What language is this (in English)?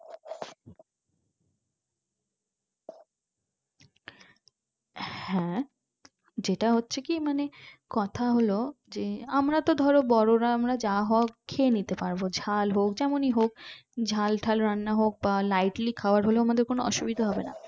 Bangla